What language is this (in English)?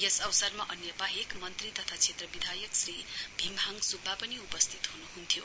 Nepali